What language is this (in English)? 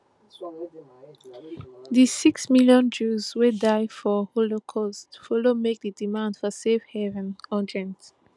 Nigerian Pidgin